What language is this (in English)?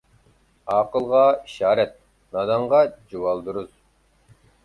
Uyghur